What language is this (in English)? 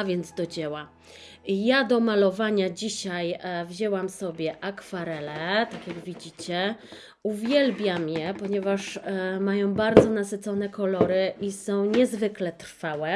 Polish